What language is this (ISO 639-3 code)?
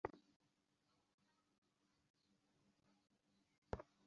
ben